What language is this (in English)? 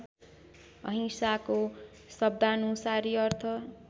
Nepali